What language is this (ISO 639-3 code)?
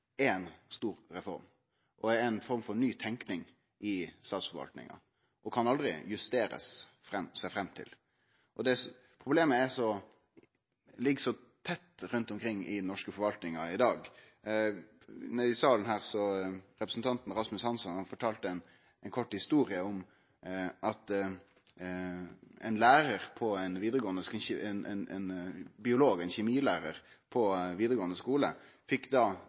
nno